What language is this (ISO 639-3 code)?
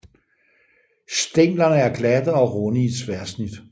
dan